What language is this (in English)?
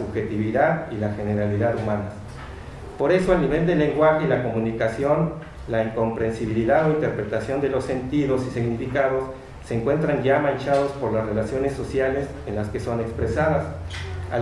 Spanish